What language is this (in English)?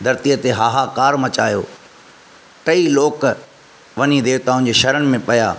Sindhi